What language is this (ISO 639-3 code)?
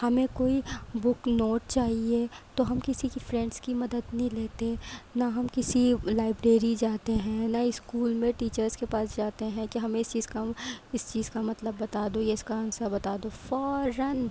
urd